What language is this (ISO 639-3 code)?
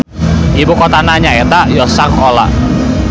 sun